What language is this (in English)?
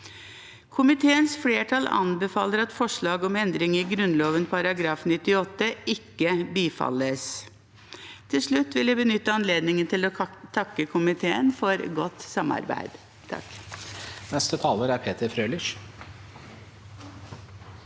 Norwegian